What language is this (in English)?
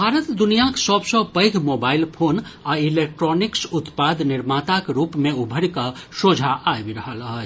Maithili